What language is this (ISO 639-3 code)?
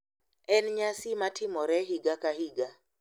luo